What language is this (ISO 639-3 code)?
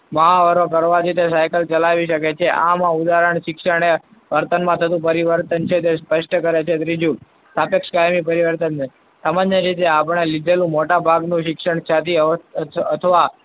guj